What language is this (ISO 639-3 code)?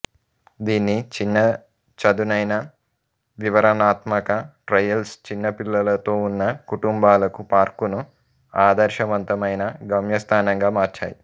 tel